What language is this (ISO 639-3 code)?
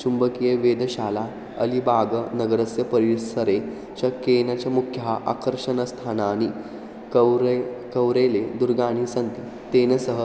san